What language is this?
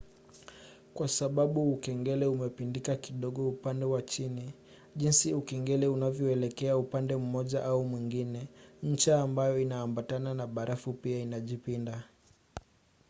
Swahili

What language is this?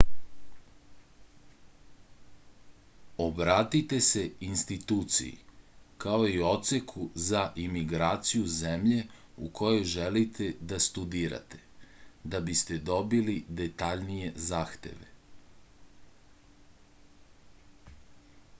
Serbian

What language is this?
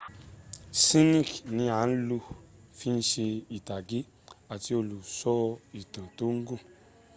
Yoruba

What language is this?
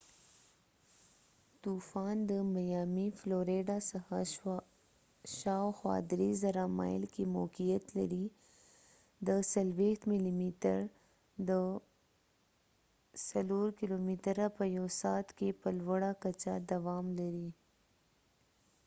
Pashto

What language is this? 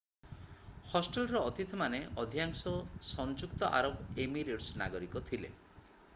Odia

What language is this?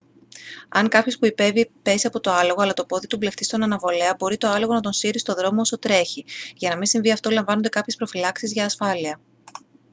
Greek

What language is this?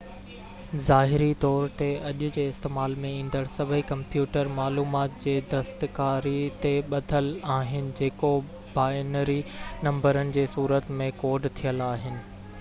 Sindhi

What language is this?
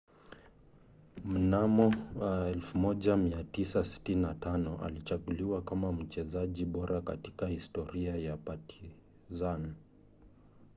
Swahili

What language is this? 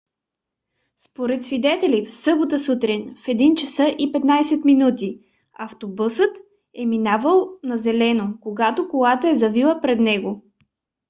Bulgarian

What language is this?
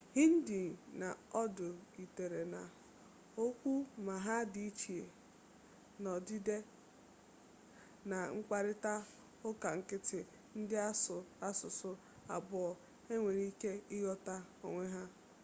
Igbo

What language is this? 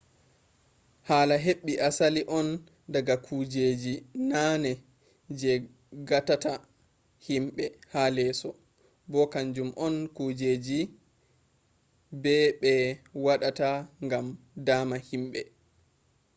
Fula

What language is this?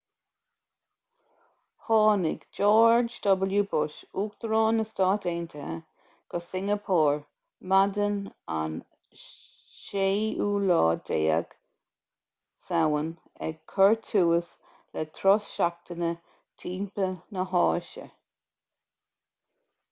Irish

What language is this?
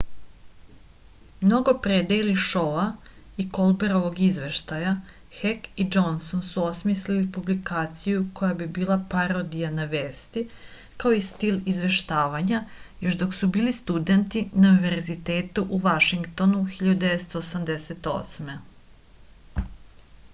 Serbian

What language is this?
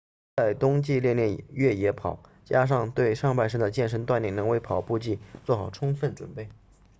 Chinese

